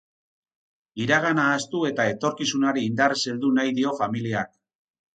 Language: Basque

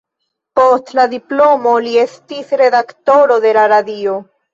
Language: Esperanto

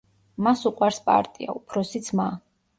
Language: Georgian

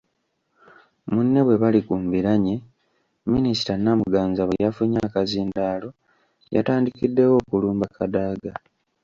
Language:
Ganda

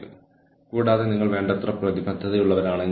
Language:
Malayalam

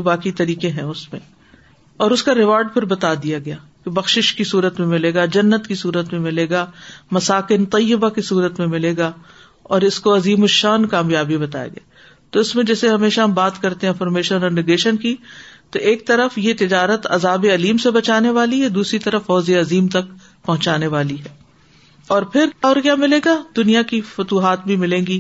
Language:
Urdu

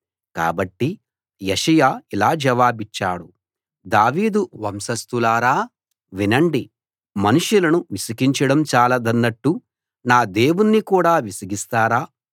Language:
Telugu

